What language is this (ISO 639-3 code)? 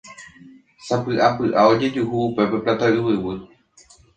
grn